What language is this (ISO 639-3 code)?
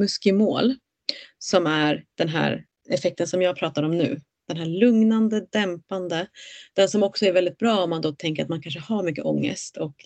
swe